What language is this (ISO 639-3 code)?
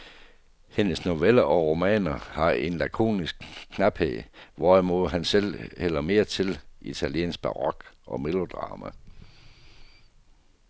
dan